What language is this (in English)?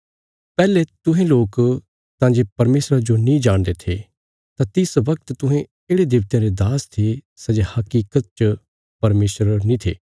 Bilaspuri